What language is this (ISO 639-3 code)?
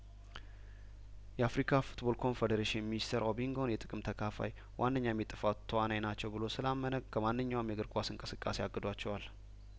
amh